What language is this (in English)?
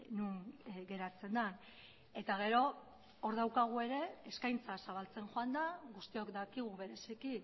Basque